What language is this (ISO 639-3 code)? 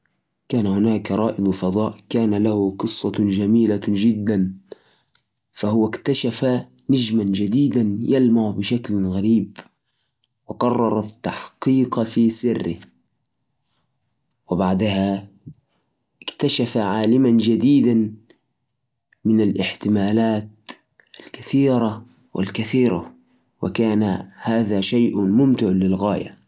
ars